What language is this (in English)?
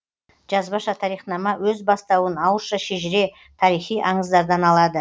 Kazakh